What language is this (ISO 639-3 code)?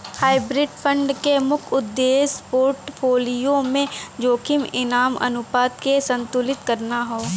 bho